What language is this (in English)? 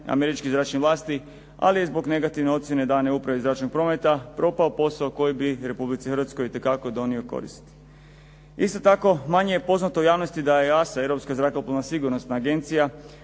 Croatian